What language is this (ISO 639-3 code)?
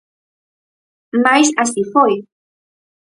glg